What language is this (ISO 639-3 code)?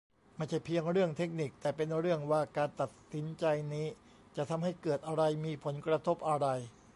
tha